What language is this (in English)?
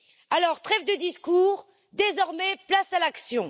French